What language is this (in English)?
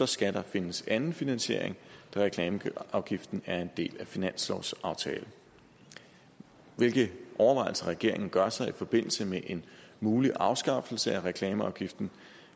Danish